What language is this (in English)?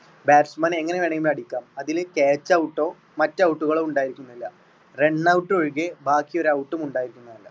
Malayalam